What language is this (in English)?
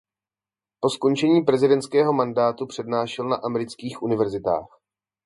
Czech